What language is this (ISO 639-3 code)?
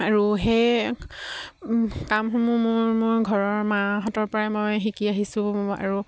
asm